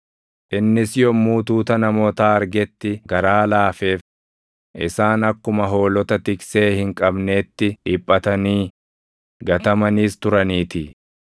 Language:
Oromo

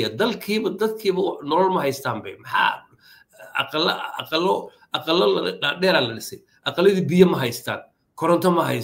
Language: Arabic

